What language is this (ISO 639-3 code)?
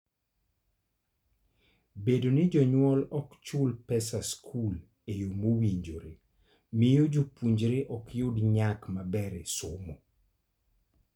luo